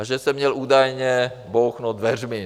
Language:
Czech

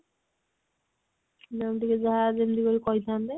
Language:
Odia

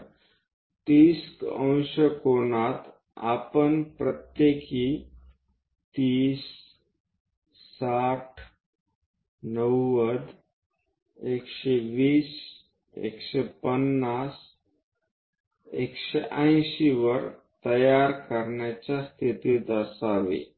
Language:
Marathi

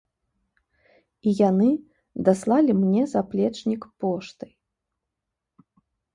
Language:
Belarusian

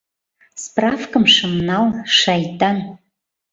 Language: Mari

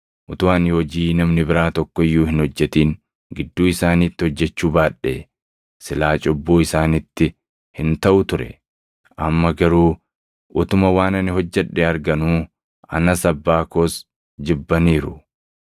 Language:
Oromo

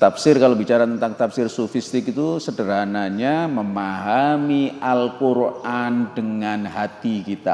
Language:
Indonesian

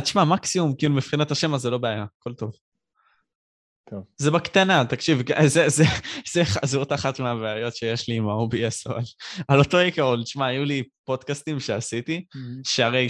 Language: Hebrew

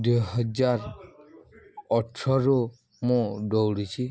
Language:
Odia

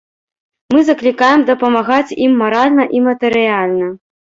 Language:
Belarusian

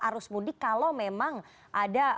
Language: Indonesian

